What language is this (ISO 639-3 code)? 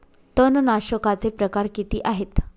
mar